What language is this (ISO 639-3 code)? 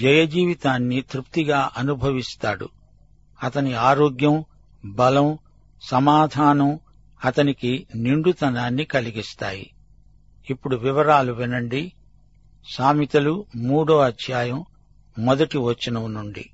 tel